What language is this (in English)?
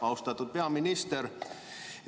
Estonian